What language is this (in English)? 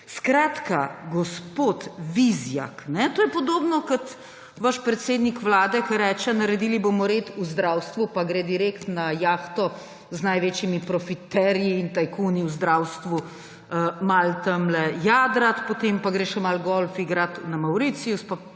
Slovenian